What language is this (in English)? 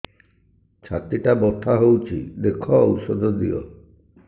Odia